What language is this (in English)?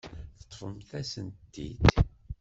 Kabyle